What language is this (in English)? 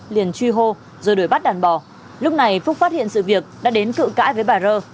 Vietnamese